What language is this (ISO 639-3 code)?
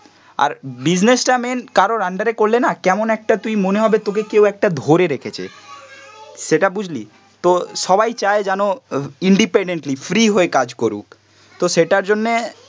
ben